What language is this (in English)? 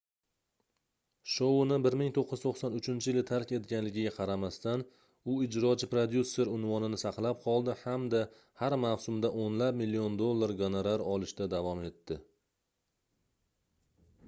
Uzbek